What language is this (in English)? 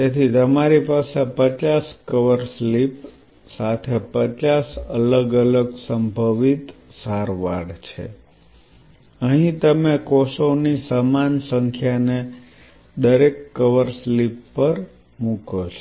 Gujarati